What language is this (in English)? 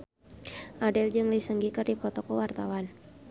Sundanese